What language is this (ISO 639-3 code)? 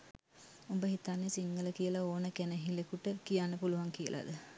sin